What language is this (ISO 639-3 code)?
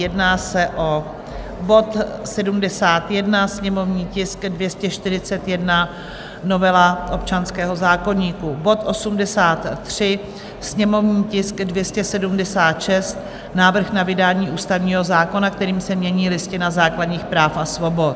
ces